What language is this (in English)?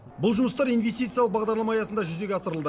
Kazakh